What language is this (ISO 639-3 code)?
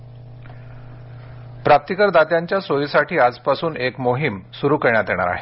mar